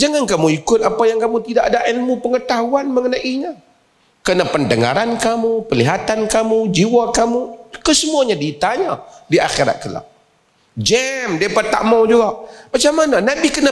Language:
Malay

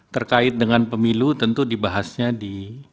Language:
Indonesian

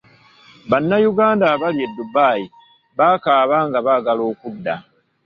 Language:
Ganda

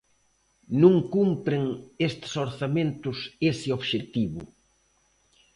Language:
Galician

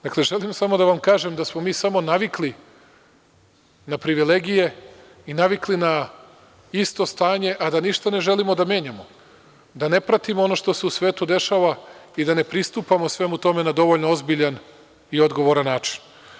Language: Serbian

